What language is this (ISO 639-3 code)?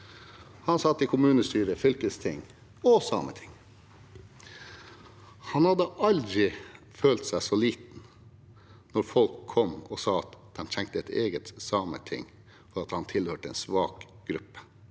nor